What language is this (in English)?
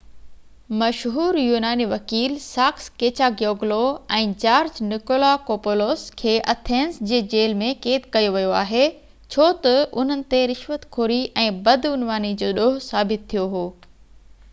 Sindhi